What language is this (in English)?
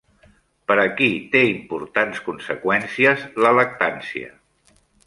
Catalan